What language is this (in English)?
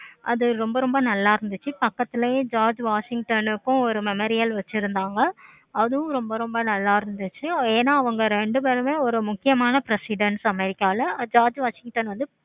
Tamil